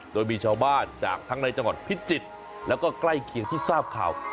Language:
Thai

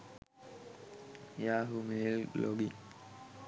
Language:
Sinhala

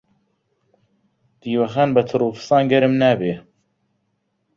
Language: Central Kurdish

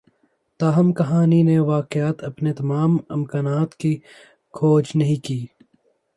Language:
Urdu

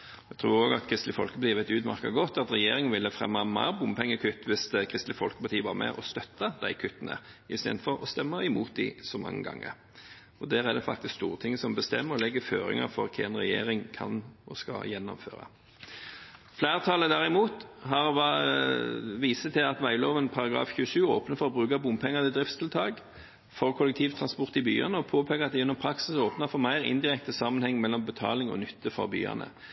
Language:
Norwegian Bokmål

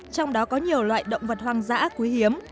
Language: Vietnamese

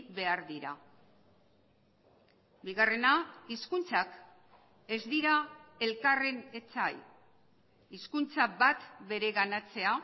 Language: Basque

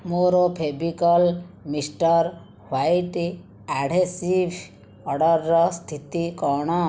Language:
Odia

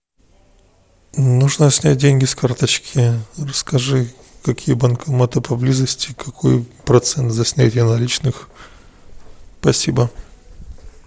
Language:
Russian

